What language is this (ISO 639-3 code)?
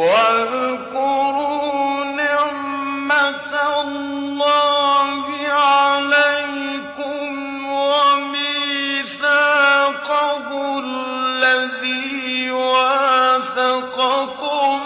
ara